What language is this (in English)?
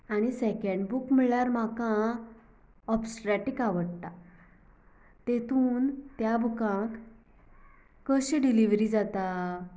Konkani